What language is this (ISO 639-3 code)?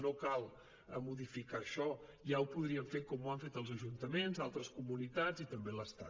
cat